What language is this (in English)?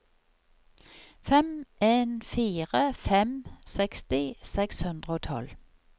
Norwegian